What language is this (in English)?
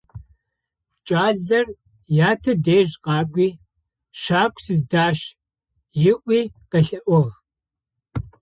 Adyghe